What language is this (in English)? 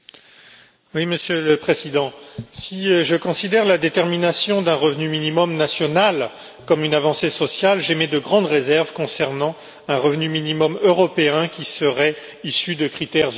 French